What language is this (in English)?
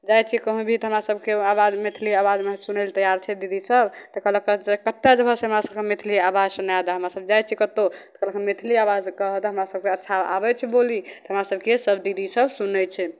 Maithili